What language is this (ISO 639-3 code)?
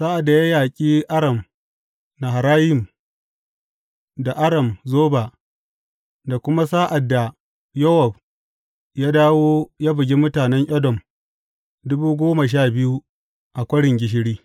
hau